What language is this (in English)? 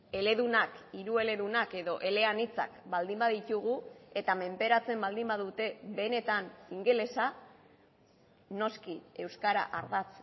Basque